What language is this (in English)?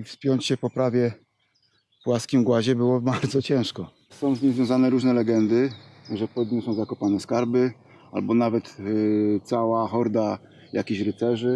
Polish